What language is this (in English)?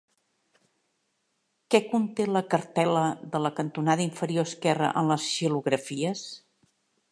Catalan